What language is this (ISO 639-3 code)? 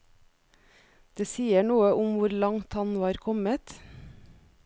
nor